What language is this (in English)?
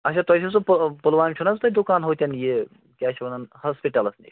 Kashmiri